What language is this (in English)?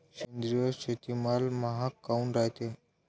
Marathi